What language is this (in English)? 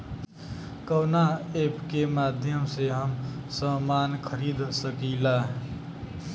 Bhojpuri